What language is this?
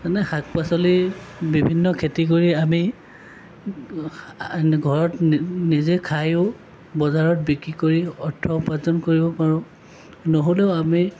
Assamese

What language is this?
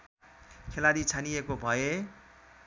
Nepali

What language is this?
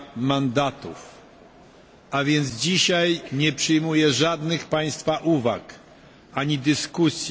Polish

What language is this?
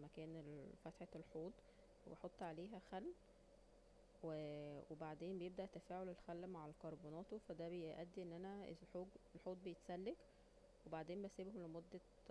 Egyptian Arabic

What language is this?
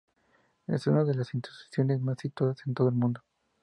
Spanish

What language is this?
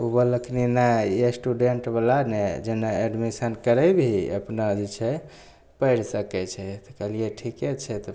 Maithili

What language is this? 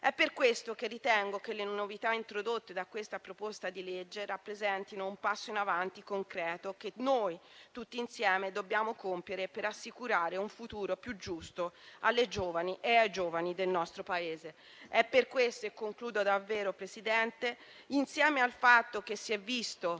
Italian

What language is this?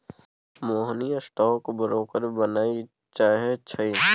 Maithili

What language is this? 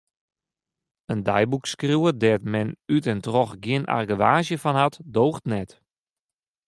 Western Frisian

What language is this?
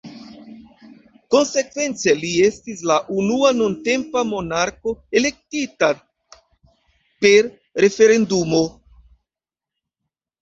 Esperanto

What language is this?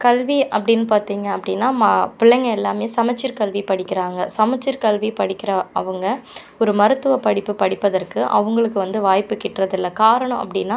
Tamil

